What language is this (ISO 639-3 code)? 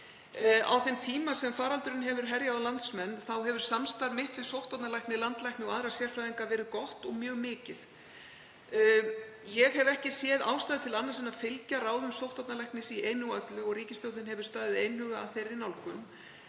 isl